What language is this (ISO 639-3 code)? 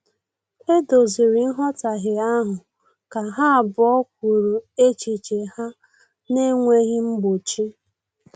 ibo